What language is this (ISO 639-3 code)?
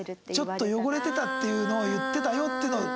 jpn